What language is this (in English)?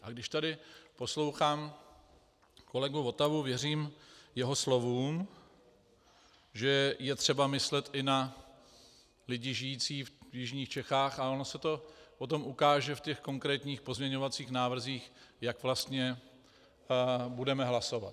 Czech